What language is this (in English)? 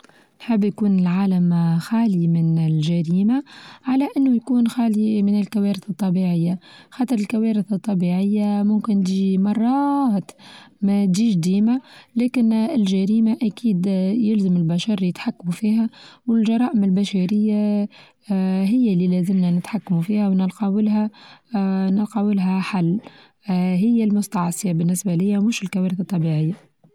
Tunisian Arabic